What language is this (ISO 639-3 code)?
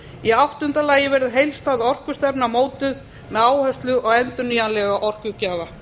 isl